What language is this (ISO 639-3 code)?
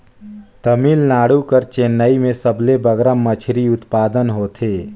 hne